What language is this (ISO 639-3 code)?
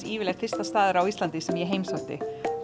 isl